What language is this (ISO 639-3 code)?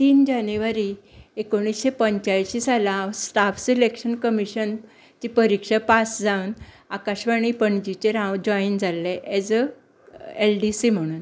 kok